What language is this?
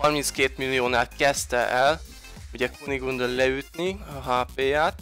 Hungarian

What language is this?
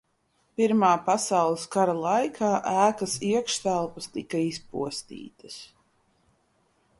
Latvian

